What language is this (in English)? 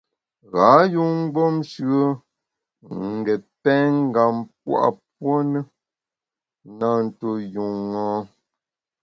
Bamun